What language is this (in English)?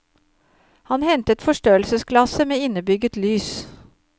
Norwegian